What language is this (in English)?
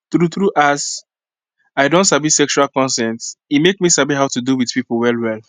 Nigerian Pidgin